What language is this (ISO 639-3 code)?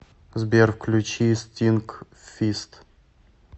rus